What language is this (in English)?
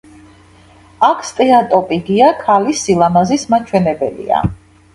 Georgian